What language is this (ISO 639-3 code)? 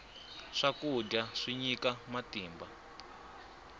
tso